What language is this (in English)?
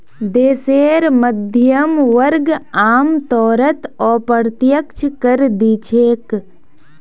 Magahi